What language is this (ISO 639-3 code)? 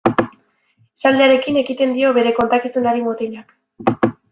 eus